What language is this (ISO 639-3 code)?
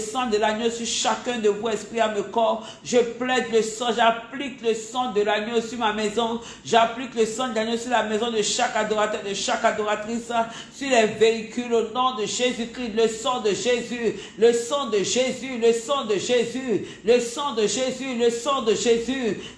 fra